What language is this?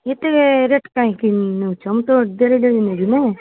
Odia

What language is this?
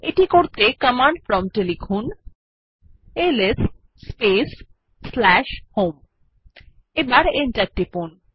Bangla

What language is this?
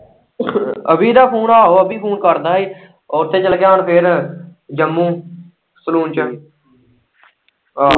Punjabi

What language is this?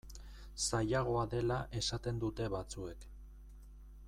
Basque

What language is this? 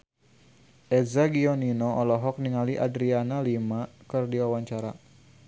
Sundanese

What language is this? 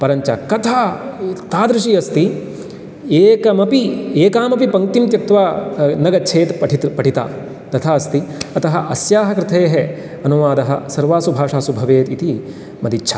Sanskrit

